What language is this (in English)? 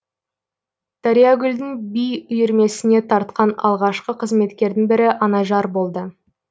Kazakh